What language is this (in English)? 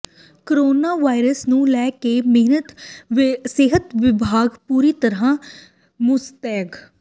Punjabi